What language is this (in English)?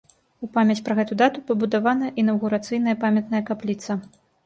Belarusian